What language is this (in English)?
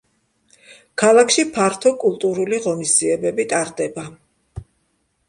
Georgian